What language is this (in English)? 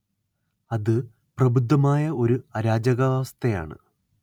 Malayalam